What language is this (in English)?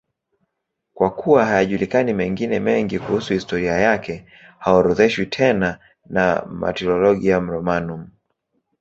Swahili